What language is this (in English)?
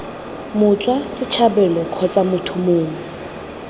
Tswana